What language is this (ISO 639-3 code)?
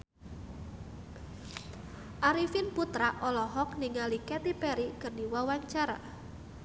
sun